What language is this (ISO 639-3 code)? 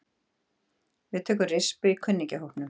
isl